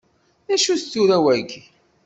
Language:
Kabyle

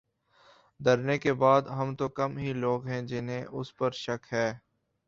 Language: Urdu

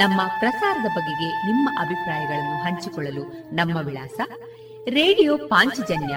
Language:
Kannada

